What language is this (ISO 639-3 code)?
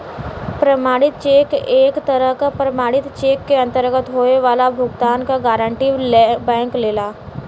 bho